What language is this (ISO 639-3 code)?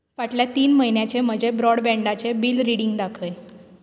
kok